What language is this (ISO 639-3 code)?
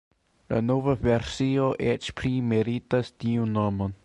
epo